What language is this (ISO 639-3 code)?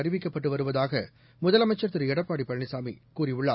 tam